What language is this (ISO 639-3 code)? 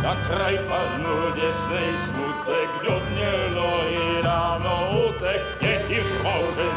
ces